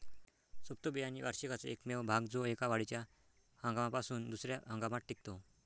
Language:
Marathi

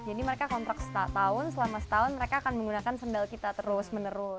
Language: Indonesian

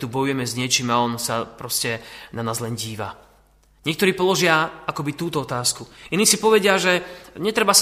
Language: Slovak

